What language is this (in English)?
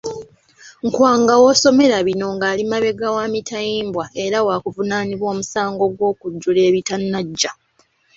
Ganda